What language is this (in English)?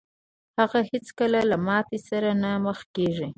Pashto